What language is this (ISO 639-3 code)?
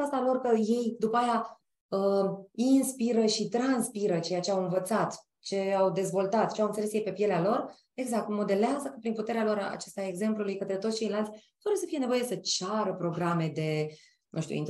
ron